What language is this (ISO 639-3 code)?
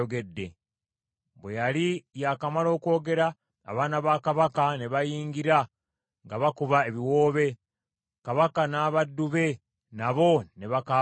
lug